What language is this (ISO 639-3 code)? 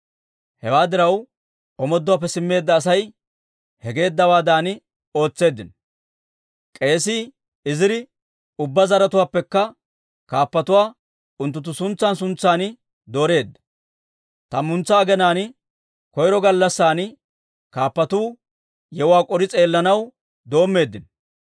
dwr